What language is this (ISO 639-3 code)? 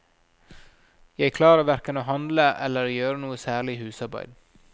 nor